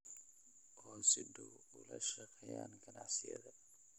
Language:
Somali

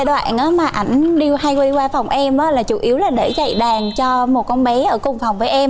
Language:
Vietnamese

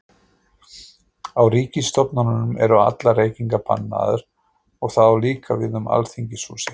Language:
Icelandic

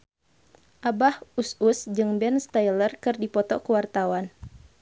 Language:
Sundanese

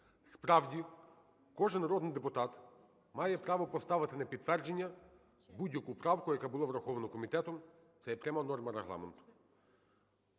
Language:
Ukrainian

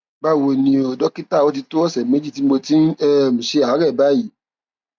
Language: Yoruba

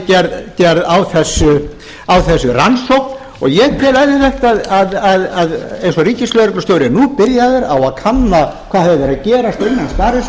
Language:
Icelandic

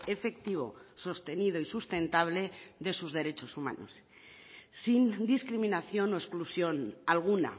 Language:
Spanish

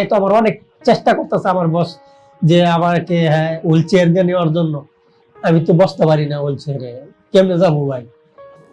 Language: Indonesian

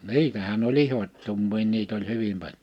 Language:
Finnish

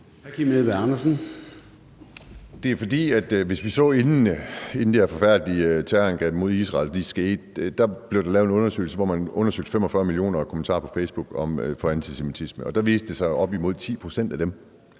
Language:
Danish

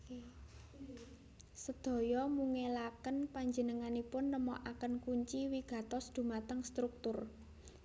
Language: Javanese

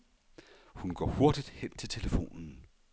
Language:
Danish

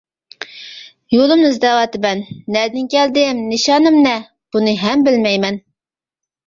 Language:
Uyghur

